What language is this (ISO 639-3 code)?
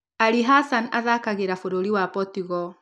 kik